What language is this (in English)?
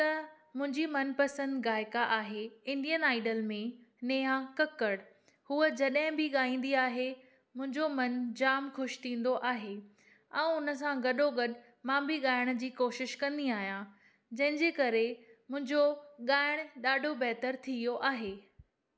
Sindhi